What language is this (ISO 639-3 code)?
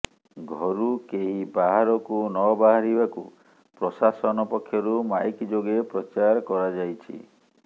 ori